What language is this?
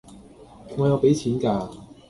Cantonese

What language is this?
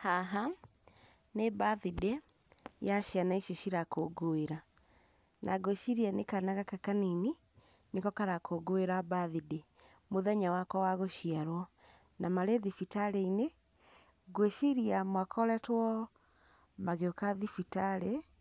Kikuyu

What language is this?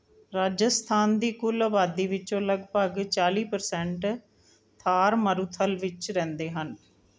Punjabi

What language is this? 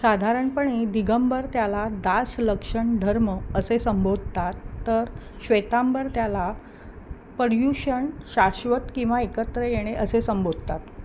Marathi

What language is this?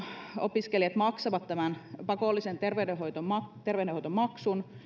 Finnish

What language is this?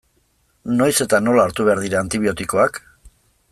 Basque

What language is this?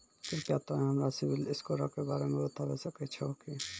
Maithili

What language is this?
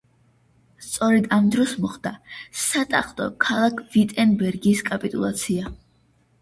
Georgian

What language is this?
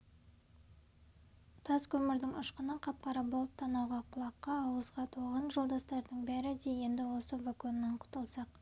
Kazakh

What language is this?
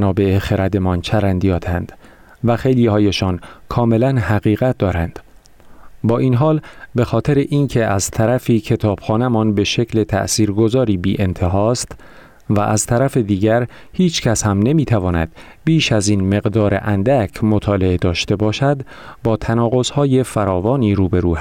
Persian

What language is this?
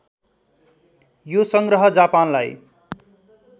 Nepali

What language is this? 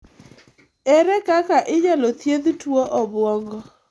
Luo (Kenya and Tanzania)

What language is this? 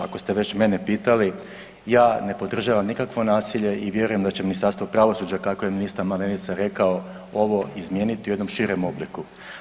Croatian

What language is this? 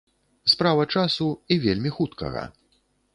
Belarusian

